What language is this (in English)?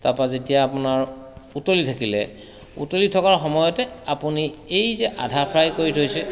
Assamese